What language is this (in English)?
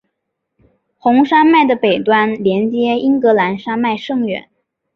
Chinese